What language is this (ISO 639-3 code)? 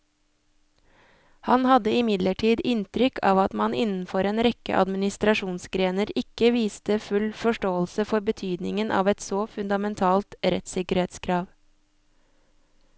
nor